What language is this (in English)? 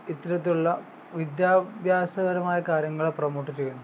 Malayalam